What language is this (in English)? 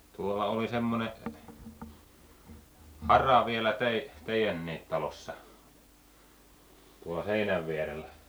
Finnish